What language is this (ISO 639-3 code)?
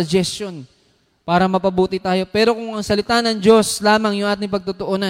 fil